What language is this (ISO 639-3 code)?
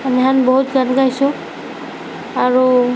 asm